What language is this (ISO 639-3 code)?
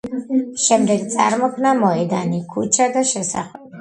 kat